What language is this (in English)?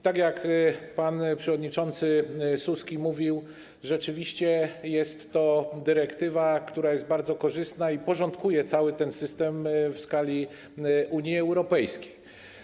Polish